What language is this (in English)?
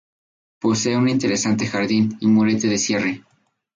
Spanish